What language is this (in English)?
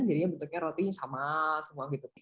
Indonesian